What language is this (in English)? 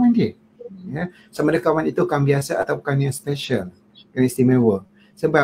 Malay